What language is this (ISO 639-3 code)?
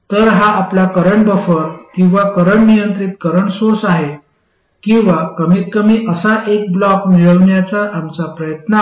mar